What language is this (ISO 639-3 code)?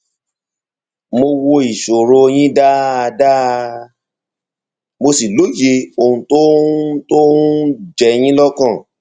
yor